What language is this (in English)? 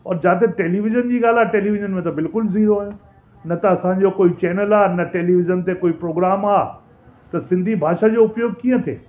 Sindhi